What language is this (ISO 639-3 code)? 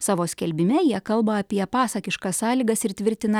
lit